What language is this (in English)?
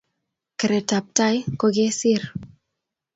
Kalenjin